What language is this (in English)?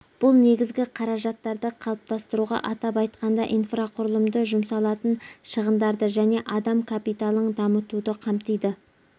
Kazakh